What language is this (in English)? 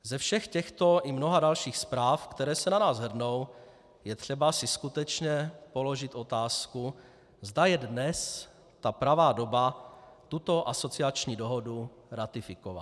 Czech